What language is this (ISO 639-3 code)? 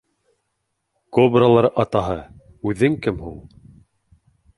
bak